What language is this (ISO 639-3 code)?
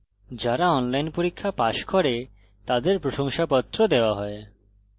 ben